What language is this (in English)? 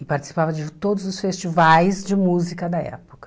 Portuguese